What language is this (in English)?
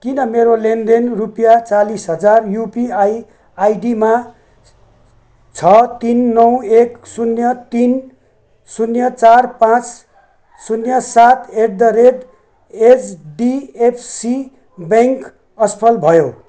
Nepali